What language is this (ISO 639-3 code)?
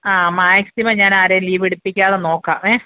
mal